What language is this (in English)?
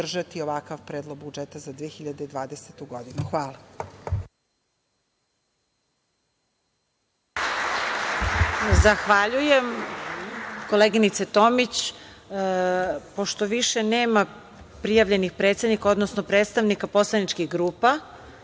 Serbian